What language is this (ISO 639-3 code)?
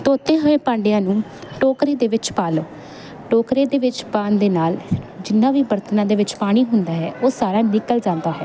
pan